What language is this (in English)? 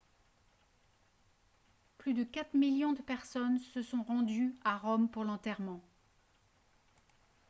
French